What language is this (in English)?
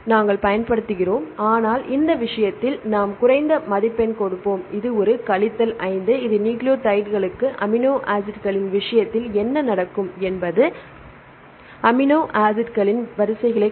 Tamil